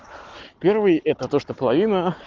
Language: Russian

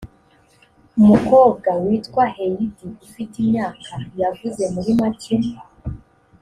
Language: Kinyarwanda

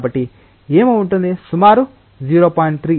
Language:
Telugu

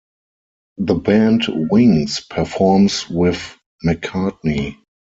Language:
English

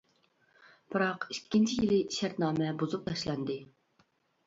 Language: Uyghur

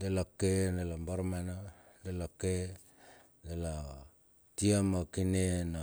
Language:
Bilur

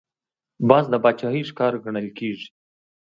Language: Pashto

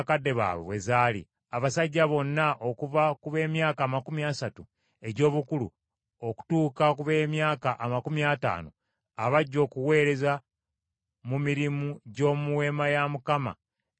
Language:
Ganda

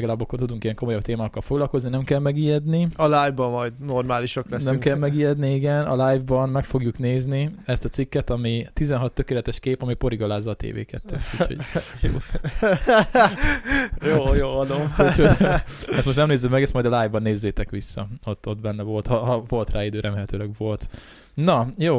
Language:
Hungarian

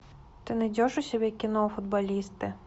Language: Russian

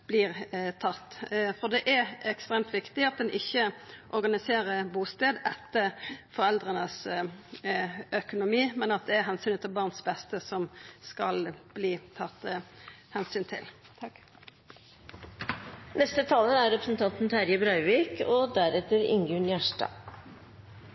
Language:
Norwegian Nynorsk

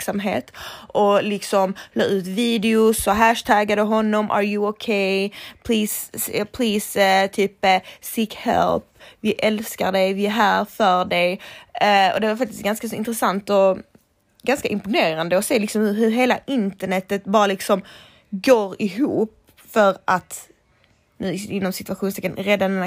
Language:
Swedish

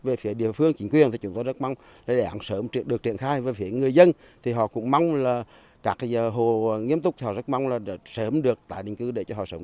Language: Vietnamese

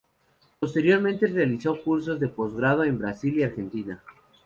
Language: Spanish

